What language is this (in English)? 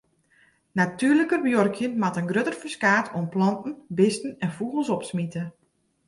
Western Frisian